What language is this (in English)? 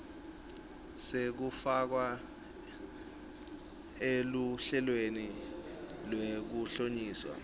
Swati